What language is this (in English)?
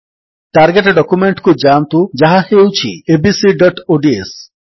Odia